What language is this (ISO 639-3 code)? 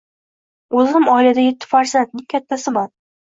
uzb